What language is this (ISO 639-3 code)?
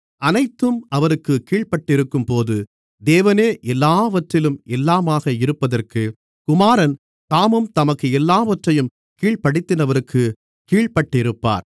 tam